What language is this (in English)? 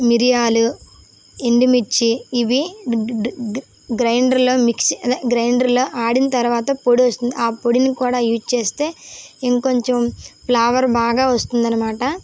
Telugu